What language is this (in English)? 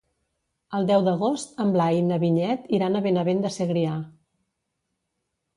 Catalan